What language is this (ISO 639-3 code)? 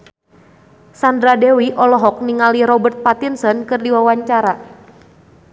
sun